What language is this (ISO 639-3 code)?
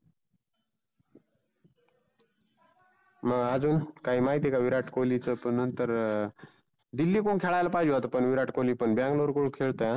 mar